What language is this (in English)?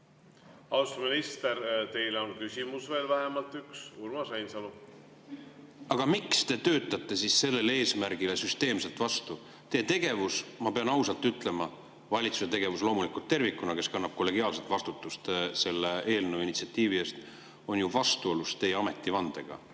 Estonian